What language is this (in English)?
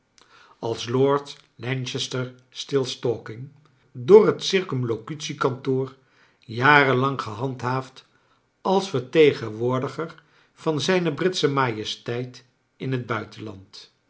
Dutch